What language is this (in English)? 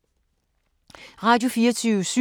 Danish